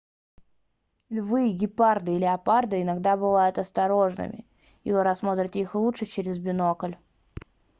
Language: Russian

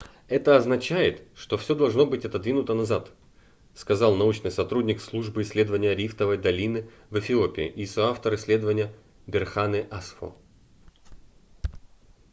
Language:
Russian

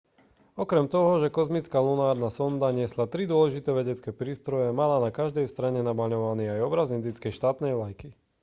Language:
Slovak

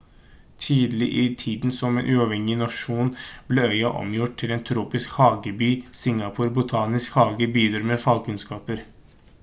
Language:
Norwegian Bokmål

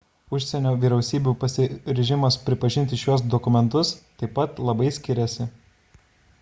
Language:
Lithuanian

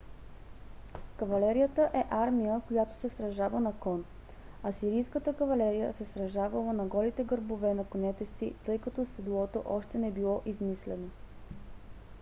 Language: Bulgarian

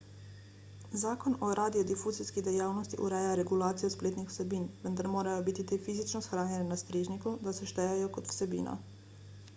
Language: Slovenian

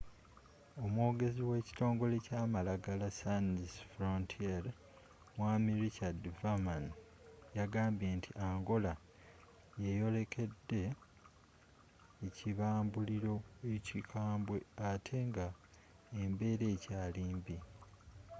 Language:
Ganda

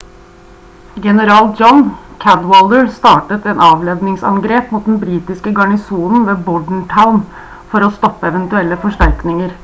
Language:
Norwegian Bokmål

